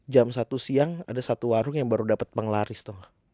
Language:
Indonesian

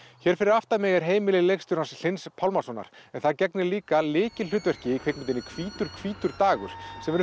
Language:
Icelandic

